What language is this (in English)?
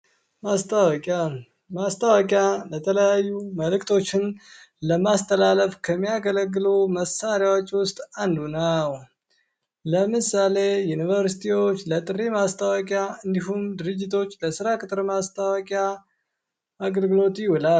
Amharic